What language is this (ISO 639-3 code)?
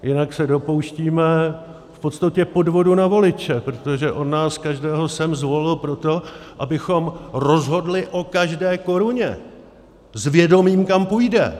ces